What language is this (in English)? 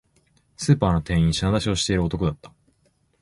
Japanese